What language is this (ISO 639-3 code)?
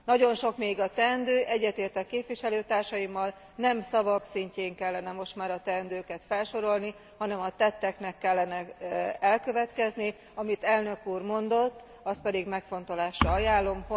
hun